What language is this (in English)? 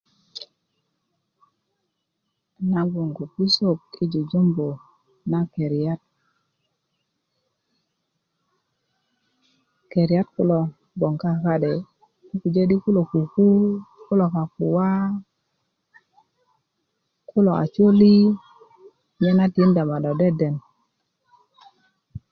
Kuku